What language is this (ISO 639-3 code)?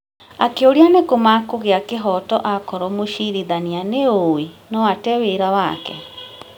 kik